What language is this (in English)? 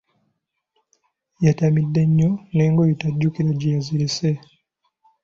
Ganda